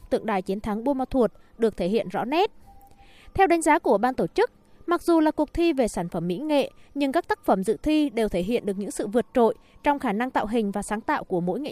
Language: Vietnamese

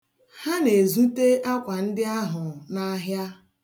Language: Igbo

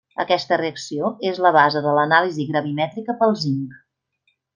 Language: Catalan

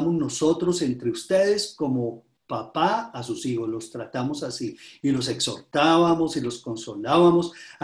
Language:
Spanish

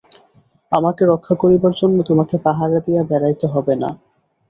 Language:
Bangla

